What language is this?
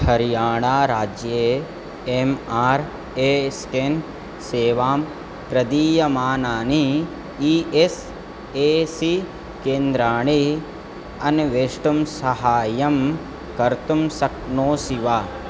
Sanskrit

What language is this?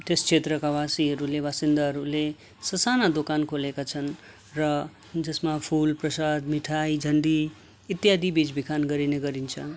Nepali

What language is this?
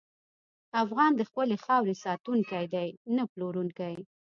Pashto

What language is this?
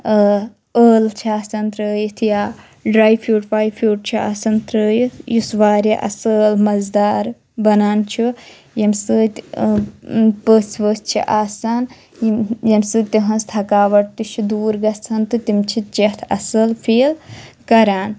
Kashmiri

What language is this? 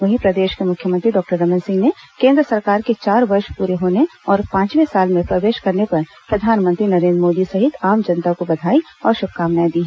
Hindi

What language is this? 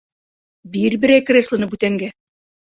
Bashkir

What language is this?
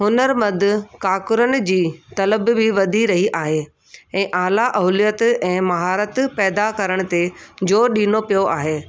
Sindhi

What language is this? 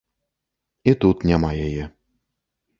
Belarusian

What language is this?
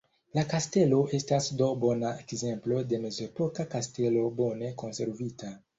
Esperanto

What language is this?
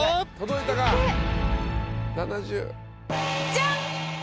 Japanese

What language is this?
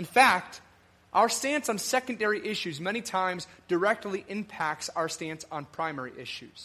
English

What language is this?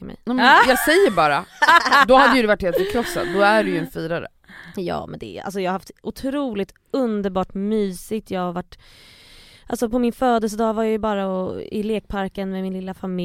Swedish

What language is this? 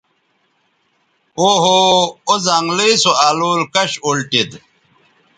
Bateri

